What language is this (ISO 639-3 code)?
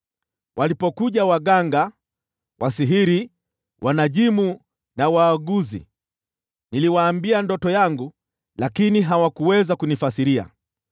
swa